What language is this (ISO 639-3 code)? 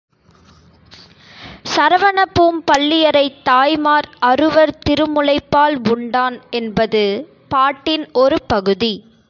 tam